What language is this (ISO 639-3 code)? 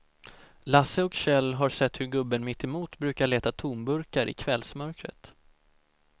swe